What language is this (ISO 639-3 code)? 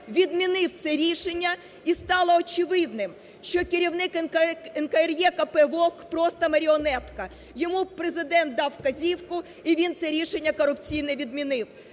ukr